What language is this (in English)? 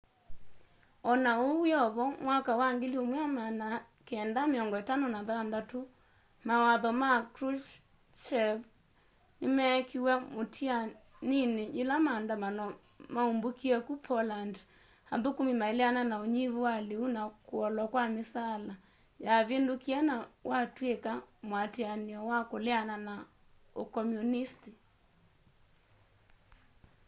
Kamba